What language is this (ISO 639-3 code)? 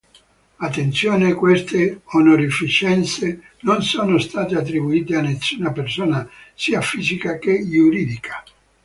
ita